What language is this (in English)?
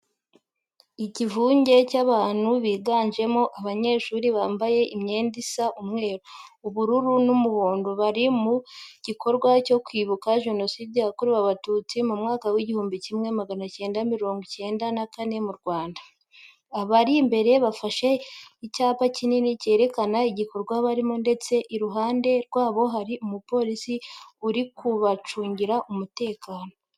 Kinyarwanda